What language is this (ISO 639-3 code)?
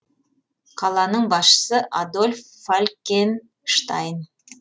kaz